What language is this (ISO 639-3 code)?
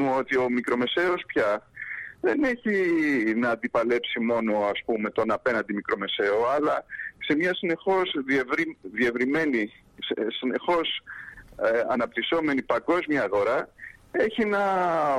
ell